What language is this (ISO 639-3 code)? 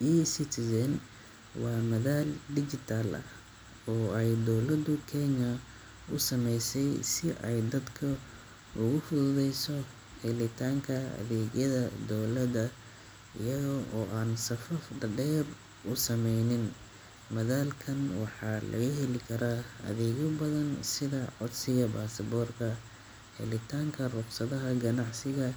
som